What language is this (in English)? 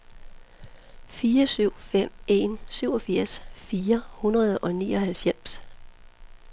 Danish